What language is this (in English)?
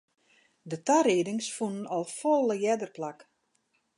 Western Frisian